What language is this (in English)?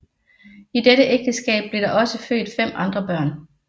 Danish